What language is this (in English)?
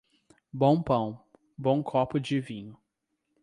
Portuguese